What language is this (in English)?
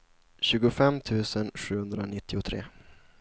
Swedish